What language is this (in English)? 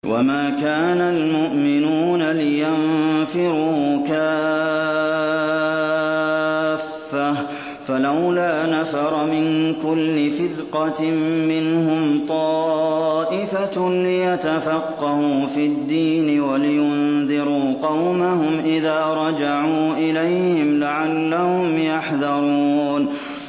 Arabic